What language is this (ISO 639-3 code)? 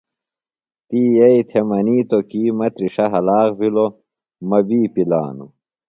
phl